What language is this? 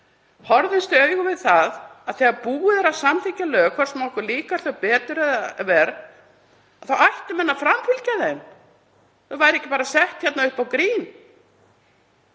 Icelandic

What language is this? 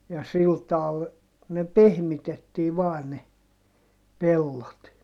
Finnish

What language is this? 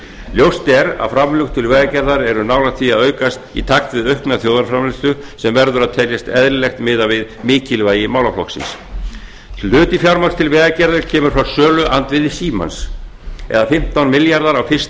Icelandic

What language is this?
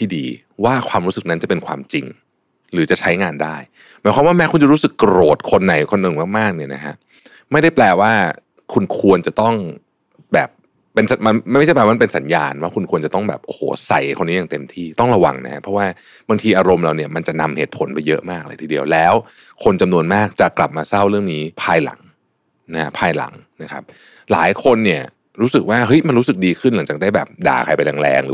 Thai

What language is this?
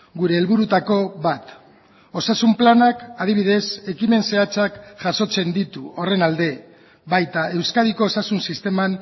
Basque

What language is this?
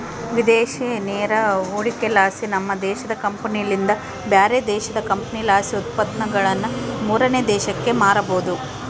Kannada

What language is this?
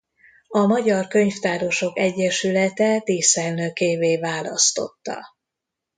Hungarian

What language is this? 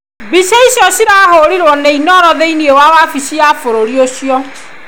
Kikuyu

